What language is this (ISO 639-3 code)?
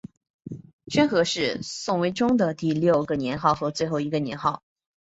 zho